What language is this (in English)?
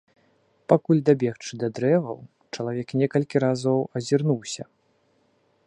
Belarusian